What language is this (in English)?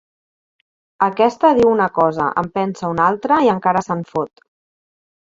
Catalan